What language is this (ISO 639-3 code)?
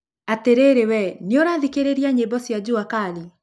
kik